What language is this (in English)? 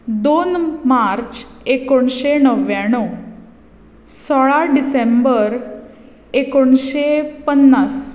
Konkani